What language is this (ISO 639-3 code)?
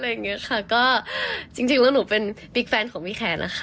tha